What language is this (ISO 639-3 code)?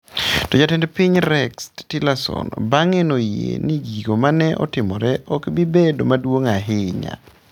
luo